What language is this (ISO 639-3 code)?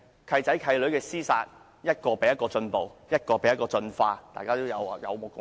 yue